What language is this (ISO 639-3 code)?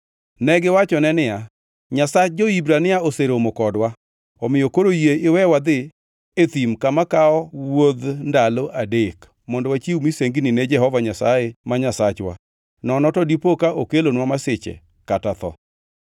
luo